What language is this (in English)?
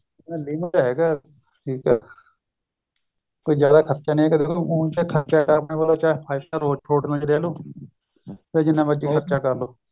Punjabi